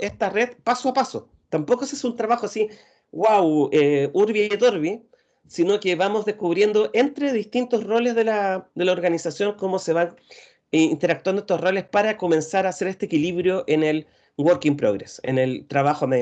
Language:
Spanish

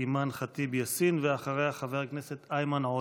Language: Hebrew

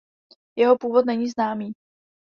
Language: Czech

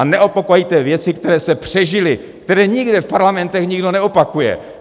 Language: Czech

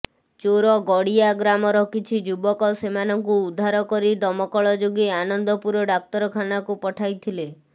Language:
Odia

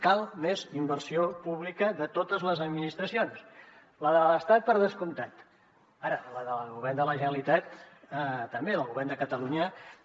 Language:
Catalan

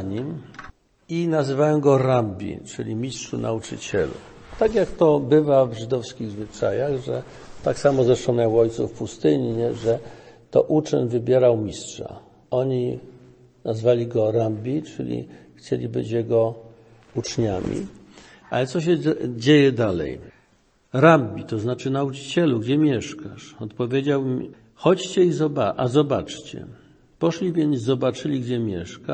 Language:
Polish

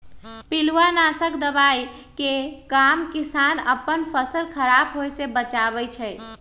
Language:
Magahi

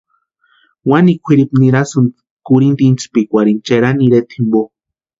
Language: Western Highland Purepecha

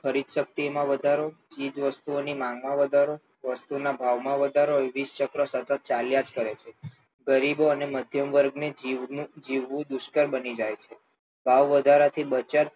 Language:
Gujarati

